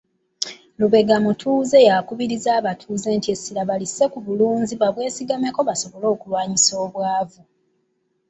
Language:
Ganda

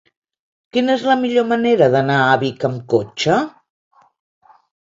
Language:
Catalan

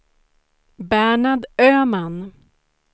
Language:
Swedish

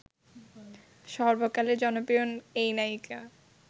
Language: Bangla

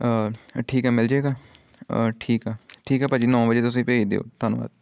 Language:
Punjabi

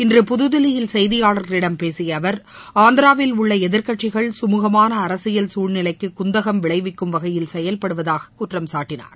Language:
Tamil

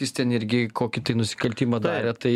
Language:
Lithuanian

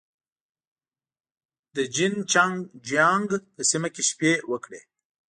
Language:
Pashto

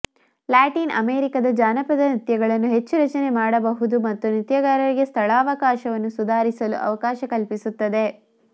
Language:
Kannada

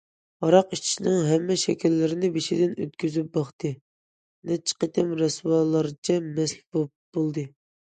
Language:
Uyghur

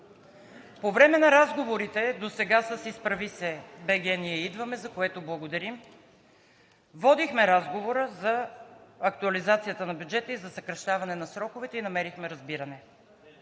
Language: Bulgarian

